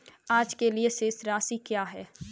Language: Hindi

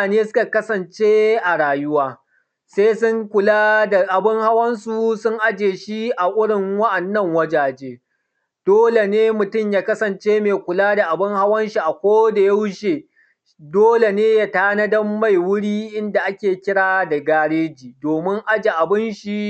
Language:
Hausa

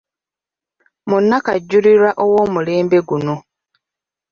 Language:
Ganda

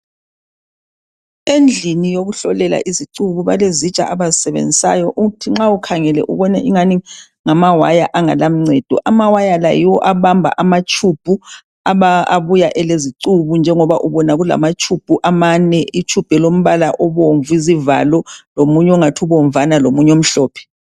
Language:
North Ndebele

